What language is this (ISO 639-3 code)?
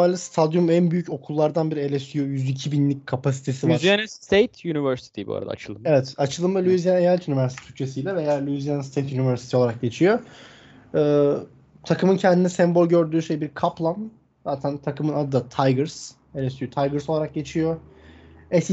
tur